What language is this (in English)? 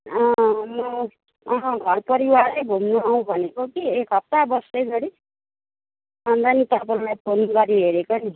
Nepali